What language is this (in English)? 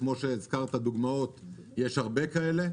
Hebrew